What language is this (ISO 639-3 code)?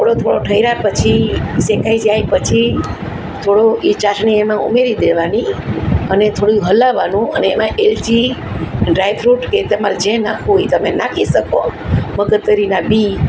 guj